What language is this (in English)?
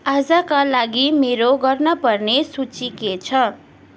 Nepali